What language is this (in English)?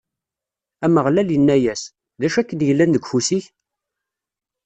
Kabyle